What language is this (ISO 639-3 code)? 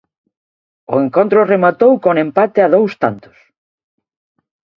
glg